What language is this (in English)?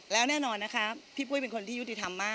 Thai